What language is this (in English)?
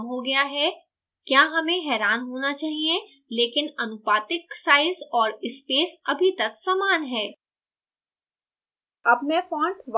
Hindi